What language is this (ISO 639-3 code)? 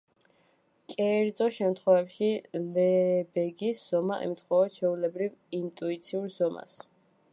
kat